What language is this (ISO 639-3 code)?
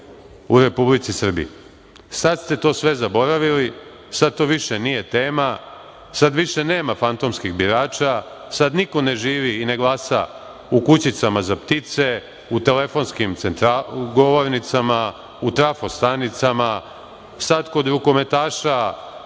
srp